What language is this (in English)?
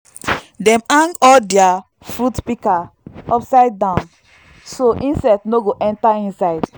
Nigerian Pidgin